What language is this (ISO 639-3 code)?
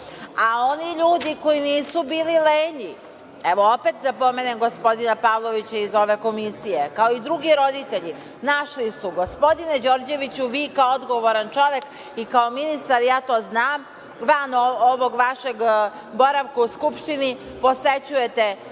srp